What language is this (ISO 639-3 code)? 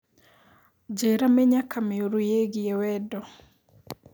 kik